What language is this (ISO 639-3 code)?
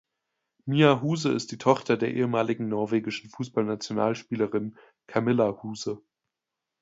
deu